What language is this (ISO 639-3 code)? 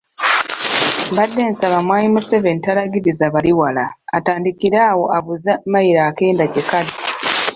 lug